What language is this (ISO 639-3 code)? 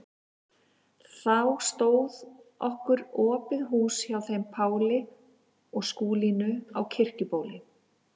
isl